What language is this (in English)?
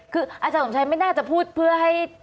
Thai